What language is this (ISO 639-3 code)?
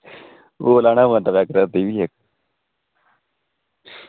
doi